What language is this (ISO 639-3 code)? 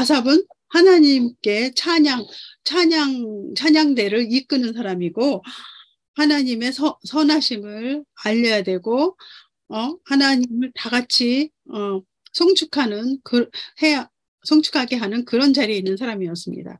kor